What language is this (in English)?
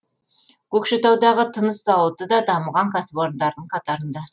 Kazakh